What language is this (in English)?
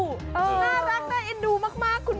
Thai